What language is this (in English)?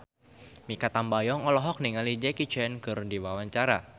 Sundanese